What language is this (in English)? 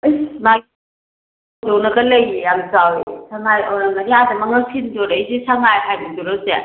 Manipuri